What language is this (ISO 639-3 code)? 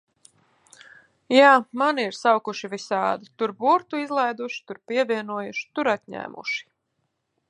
lav